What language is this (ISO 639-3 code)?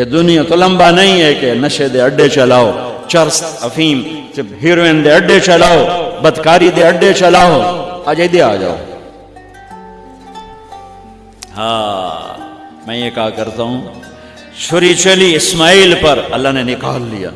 hin